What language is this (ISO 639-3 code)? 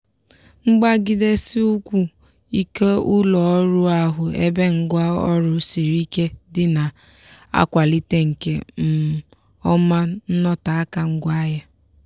ibo